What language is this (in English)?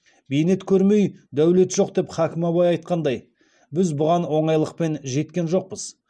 Kazakh